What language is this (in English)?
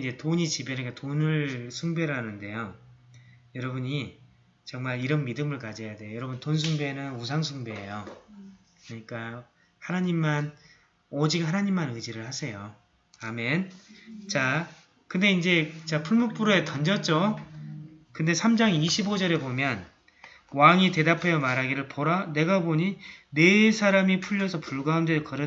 Korean